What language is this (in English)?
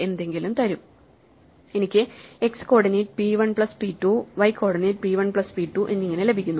Malayalam